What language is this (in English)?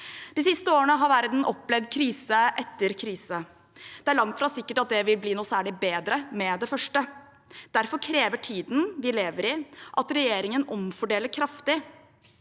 Norwegian